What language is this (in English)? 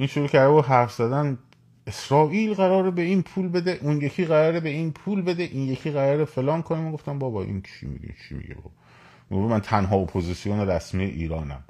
Persian